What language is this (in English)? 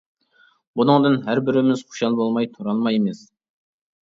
Uyghur